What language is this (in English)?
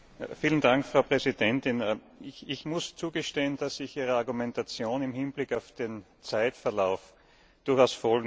German